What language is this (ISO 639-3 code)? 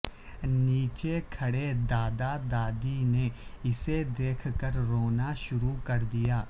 urd